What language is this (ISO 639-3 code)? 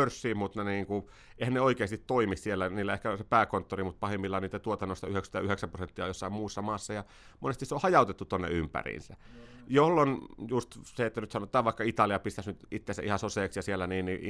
fin